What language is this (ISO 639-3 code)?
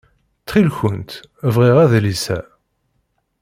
kab